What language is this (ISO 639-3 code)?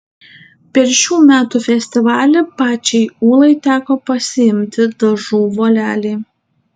lit